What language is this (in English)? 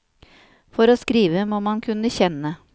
Norwegian